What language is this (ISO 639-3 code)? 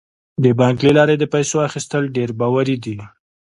pus